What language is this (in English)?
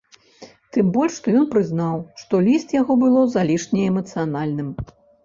Belarusian